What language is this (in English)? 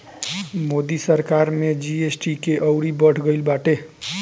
Bhojpuri